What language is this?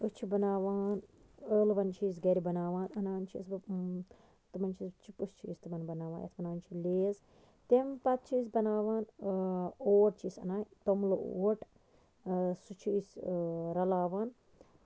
Kashmiri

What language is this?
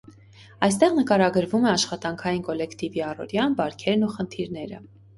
Armenian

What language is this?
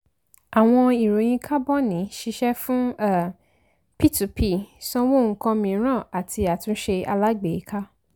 Yoruba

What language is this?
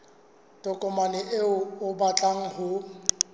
Southern Sotho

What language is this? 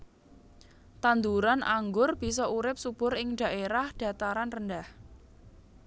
Javanese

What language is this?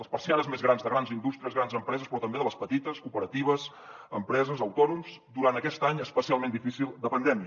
Catalan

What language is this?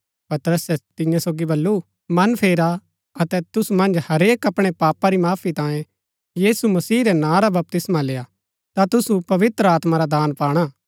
Gaddi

